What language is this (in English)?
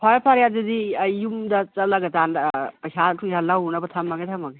Manipuri